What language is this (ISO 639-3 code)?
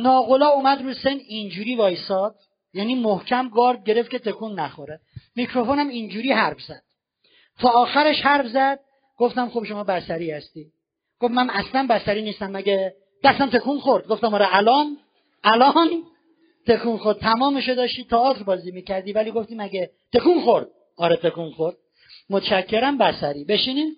fas